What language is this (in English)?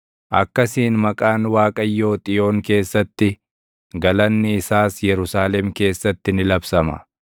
Oromo